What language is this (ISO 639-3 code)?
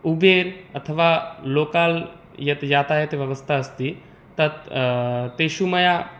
san